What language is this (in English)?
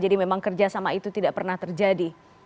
Indonesian